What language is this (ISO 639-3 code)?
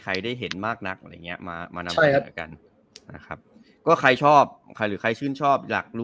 tha